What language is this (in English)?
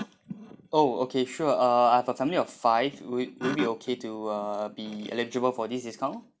English